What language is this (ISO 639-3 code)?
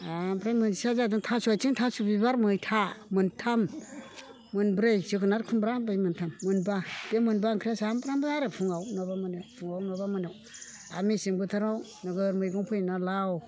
brx